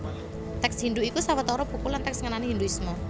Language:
Javanese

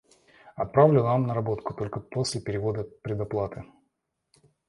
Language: Russian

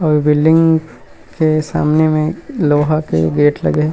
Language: Chhattisgarhi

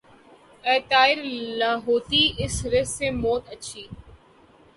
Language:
Urdu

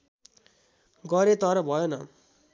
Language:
Nepali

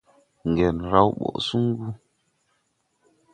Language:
Tupuri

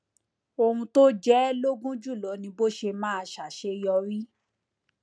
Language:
Yoruba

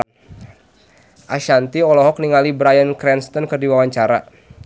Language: Sundanese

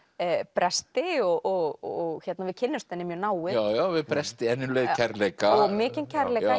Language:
Icelandic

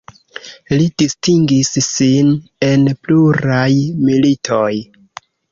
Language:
Esperanto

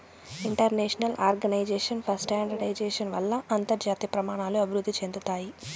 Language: Telugu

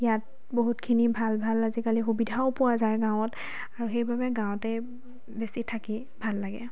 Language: Assamese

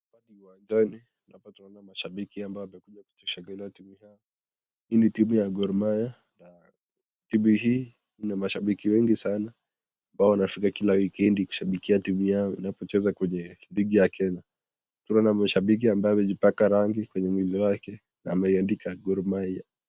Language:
Swahili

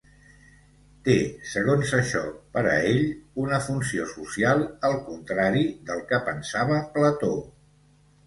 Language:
Catalan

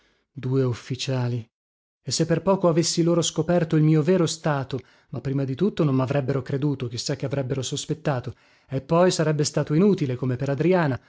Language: Italian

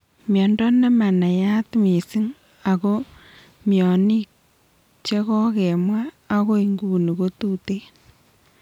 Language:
Kalenjin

